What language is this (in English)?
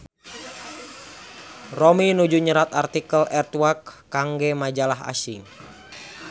Sundanese